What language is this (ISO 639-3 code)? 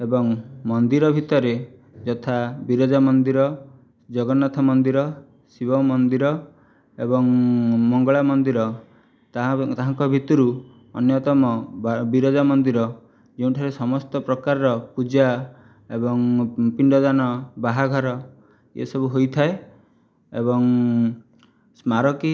ori